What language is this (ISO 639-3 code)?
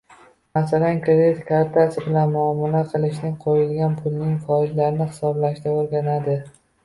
uzb